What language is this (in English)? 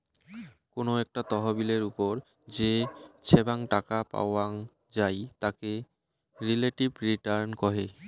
Bangla